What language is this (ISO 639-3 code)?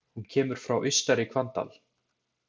isl